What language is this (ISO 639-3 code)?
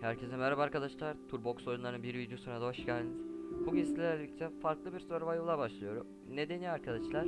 tur